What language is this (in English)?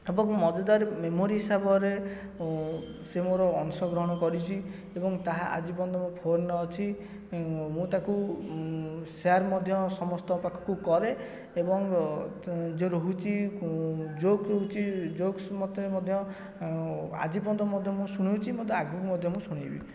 Odia